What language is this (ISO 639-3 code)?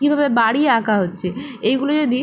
ben